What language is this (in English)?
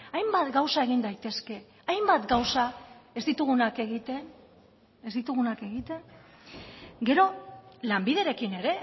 Basque